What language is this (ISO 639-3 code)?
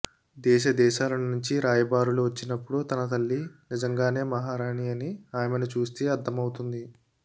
tel